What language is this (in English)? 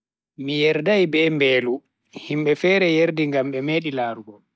Bagirmi Fulfulde